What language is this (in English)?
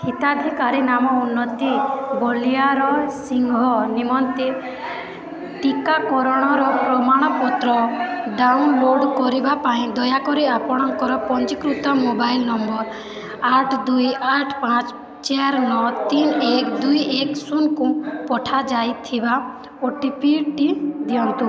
Odia